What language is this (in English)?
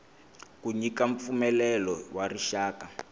Tsonga